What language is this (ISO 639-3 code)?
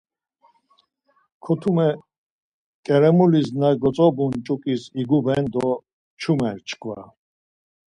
lzz